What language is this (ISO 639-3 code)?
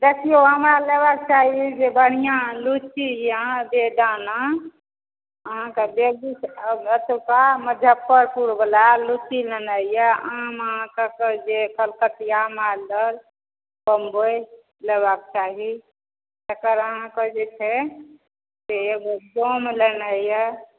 mai